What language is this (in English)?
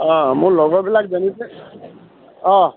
Assamese